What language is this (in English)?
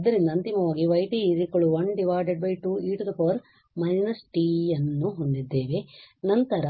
Kannada